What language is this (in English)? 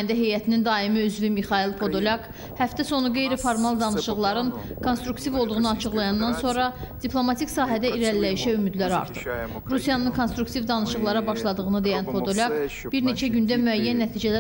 Turkish